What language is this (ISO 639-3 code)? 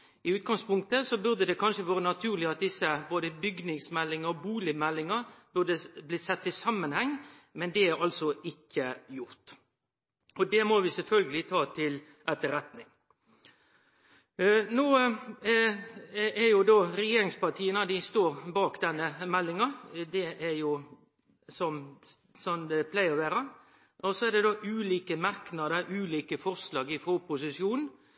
nno